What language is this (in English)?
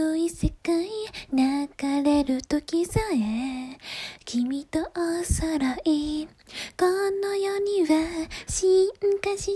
Japanese